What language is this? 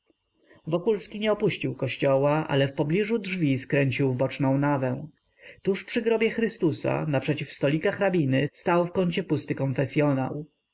Polish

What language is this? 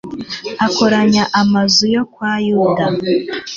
Kinyarwanda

